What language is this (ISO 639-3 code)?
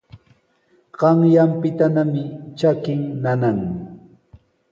qws